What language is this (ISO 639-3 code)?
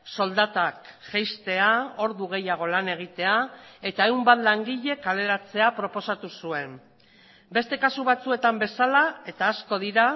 eus